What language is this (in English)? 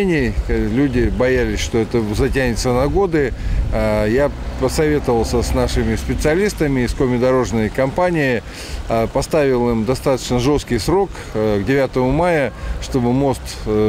Russian